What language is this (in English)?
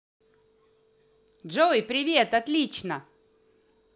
Russian